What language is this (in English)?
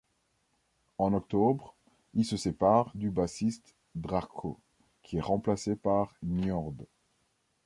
French